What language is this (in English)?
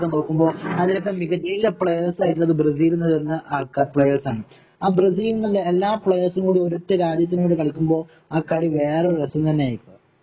Malayalam